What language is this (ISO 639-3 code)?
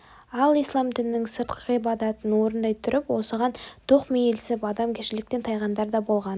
kaz